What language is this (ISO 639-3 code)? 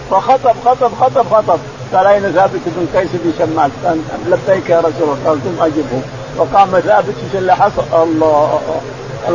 ara